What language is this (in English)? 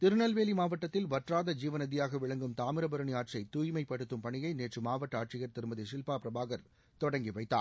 Tamil